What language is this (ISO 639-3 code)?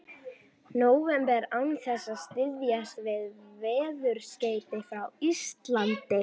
isl